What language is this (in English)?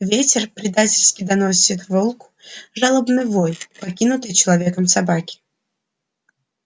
Russian